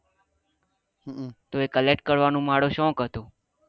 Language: Gujarati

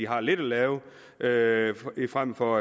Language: Danish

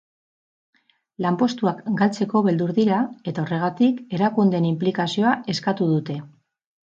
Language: Basque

